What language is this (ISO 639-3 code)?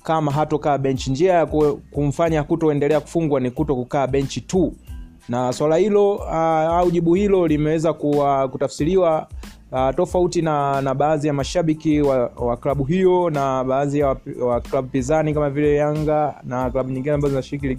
swa